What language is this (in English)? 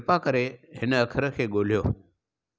Sindhi